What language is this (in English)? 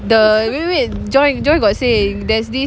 English